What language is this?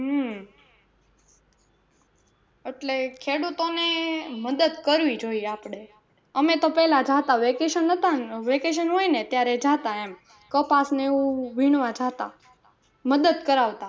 Gujarati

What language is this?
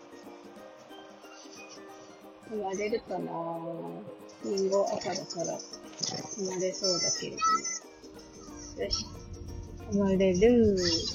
Japanese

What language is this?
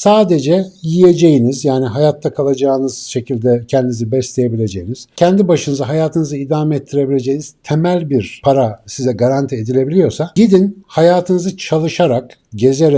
Turkish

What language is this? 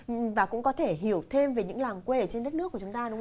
Vietnamese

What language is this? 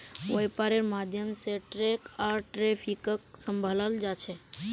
Magahi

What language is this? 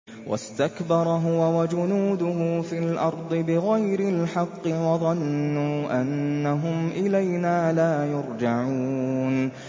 Arabic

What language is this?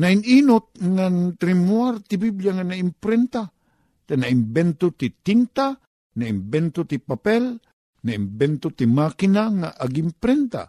Filipino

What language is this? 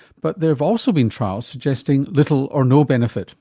English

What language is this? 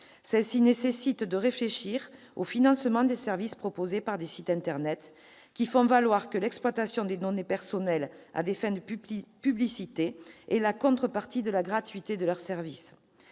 French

